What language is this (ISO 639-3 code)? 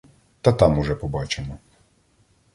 ukr